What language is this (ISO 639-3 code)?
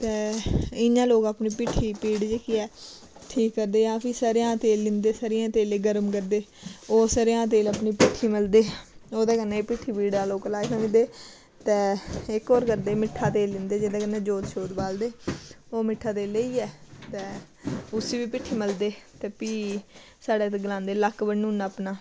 doi